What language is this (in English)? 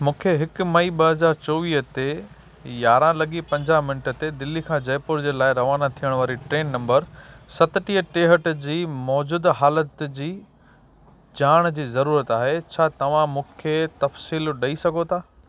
Sindhi